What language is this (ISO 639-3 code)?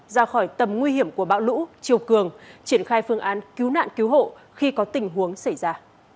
vie